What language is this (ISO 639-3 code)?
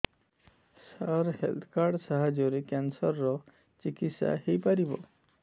ori